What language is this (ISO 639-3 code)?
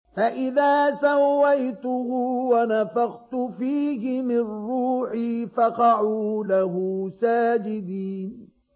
ara